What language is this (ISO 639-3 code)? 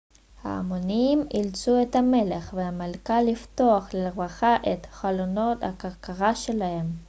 heb